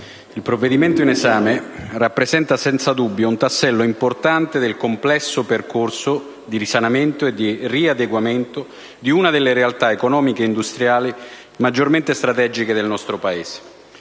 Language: Italian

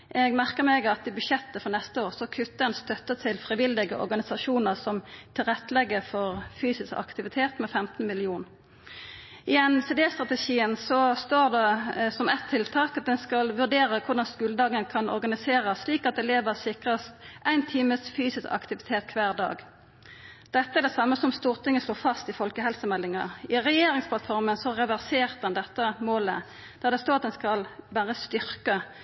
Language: Norwegian Nynorsk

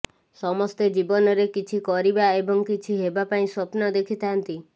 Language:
Odia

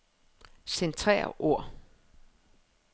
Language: Danish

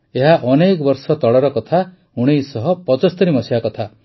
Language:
Odia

